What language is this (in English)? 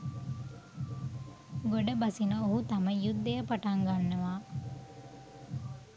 Sinhala